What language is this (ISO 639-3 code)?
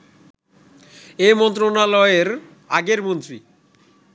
ben